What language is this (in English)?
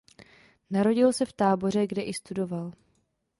Czech